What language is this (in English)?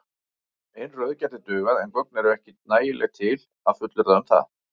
Icelandic